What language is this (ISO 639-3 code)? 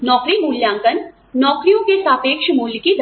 hin